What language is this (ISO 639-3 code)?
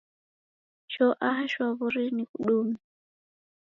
dav